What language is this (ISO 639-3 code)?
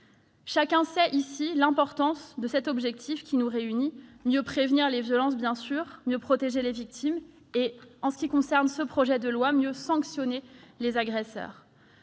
fra